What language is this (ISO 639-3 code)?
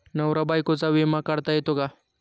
mar